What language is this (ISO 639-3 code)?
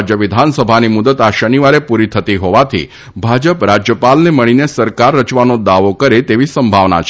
guj